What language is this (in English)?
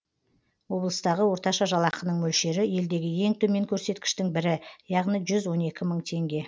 Kazakh